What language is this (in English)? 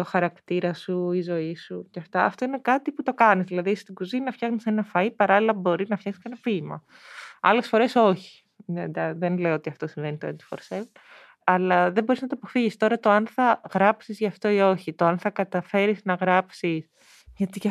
Greek